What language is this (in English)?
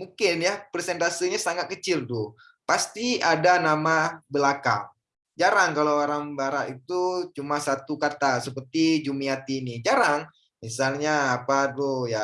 Indonesian